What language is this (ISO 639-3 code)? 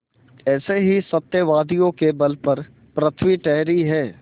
hin